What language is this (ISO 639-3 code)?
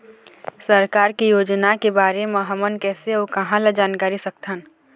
hne